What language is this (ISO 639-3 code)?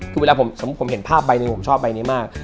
tha